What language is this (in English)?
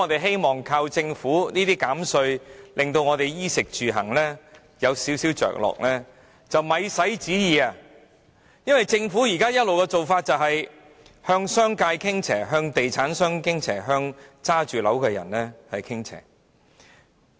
Cantonese